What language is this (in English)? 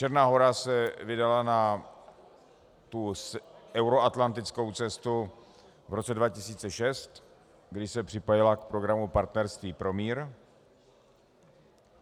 Czech